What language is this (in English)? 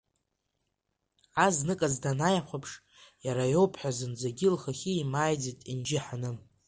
Abkhazian